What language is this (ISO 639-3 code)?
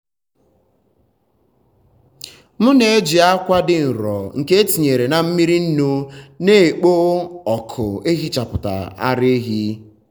ibo